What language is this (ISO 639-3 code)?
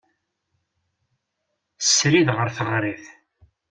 kab